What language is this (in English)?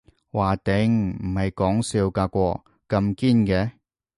Cantonese